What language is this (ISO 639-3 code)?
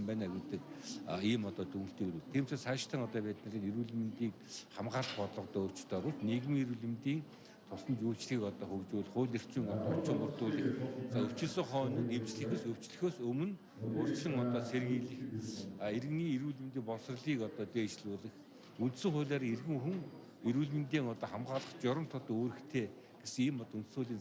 tur